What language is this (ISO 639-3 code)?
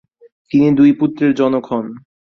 ben